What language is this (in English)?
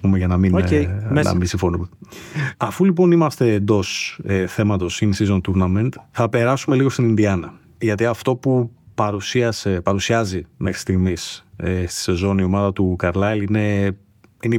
Greek